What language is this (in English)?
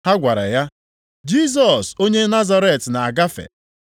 Igbo